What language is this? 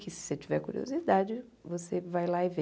Portuguese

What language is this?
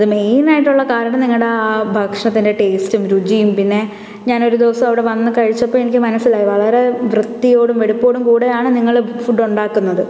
Malayalam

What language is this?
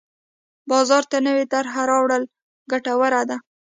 Pashto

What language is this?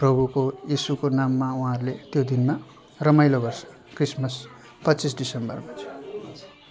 Nepali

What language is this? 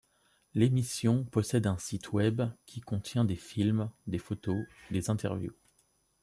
French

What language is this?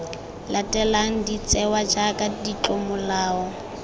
Tswana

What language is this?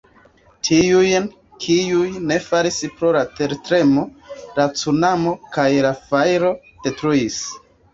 Esperanto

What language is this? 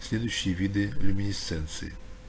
Russian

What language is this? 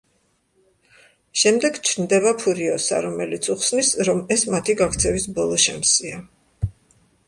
Georgian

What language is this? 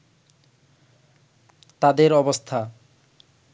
Bangla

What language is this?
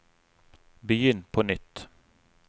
Norwegian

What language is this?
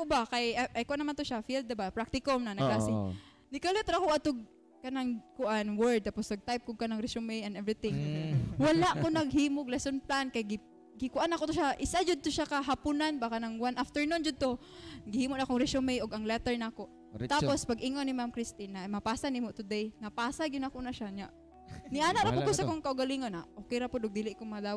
Filipino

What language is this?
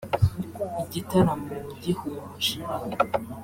Kinyarwanda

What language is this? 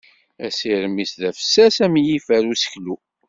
Kabyle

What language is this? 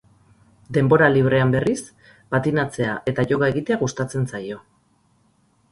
Basque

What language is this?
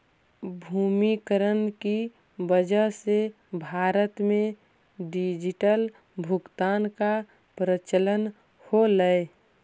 Magahi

